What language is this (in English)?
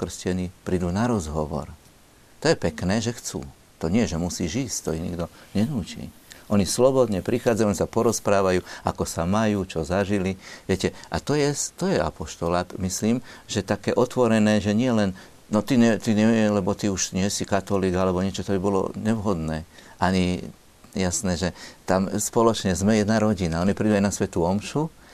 Slovak